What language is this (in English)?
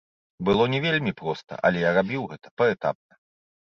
Belarusian